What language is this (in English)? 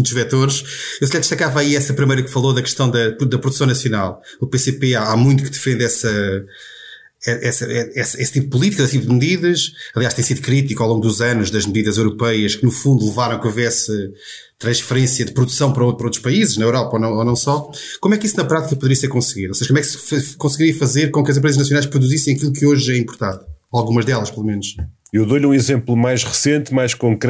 Portuguese